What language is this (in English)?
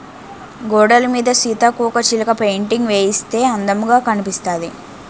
Telugu